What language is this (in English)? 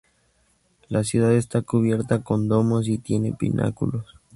Spanish